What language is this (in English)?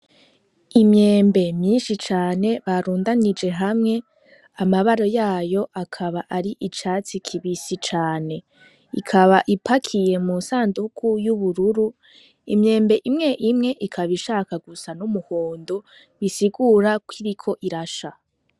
Rundi